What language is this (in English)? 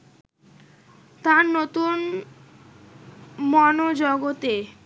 Bangla